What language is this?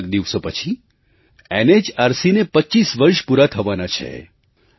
Gujarati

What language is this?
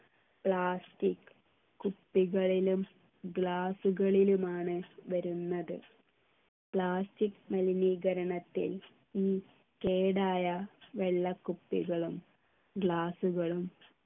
Malayalam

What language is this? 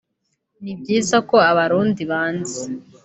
Kinyarwanda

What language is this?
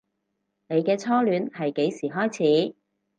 Cantonese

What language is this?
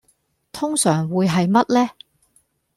Cantonese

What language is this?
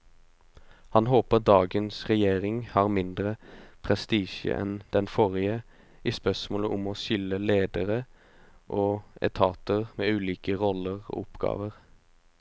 Norwegian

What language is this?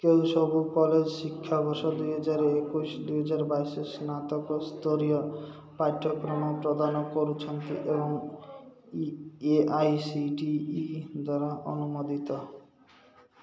Odia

